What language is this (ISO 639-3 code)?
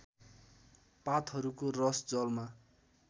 nep